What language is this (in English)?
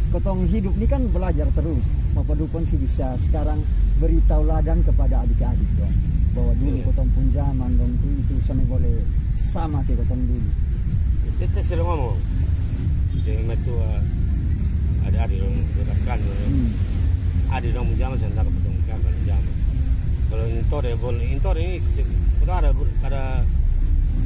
Indonesian